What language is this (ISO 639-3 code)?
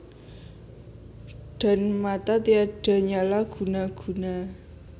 jav